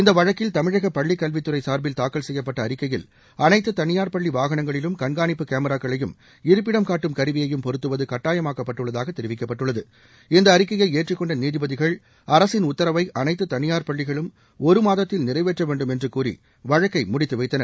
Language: Tamil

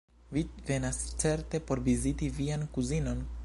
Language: Esperanto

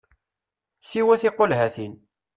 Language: Kabyle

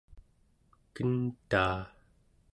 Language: Central Yupik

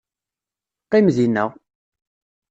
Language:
Kabyle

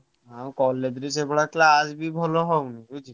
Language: Odia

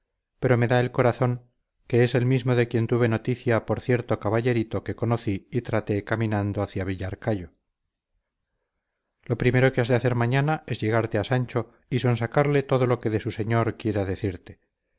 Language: Spanish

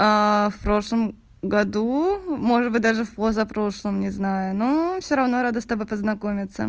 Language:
Russian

